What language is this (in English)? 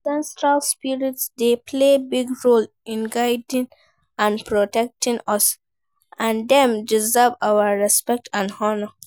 Nigerian Pidgin